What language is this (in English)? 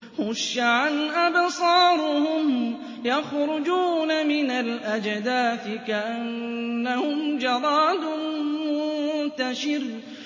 Arabic